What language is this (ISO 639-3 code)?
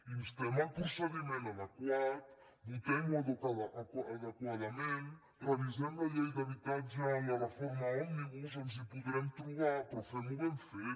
cat